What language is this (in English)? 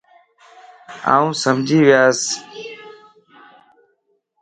Lasi